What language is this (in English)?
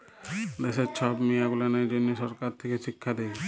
Bangla